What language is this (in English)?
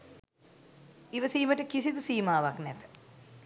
Sinhala